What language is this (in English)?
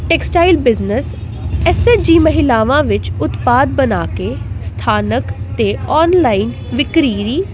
Punjabi